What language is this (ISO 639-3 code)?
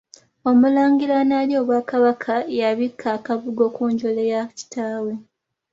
lug